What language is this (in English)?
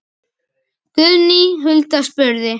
Icelandic